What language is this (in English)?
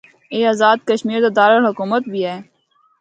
Northern Hindko